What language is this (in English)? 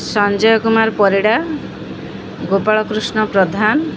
Odia